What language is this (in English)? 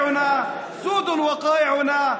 Hebrew